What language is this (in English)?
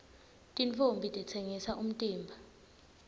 Swati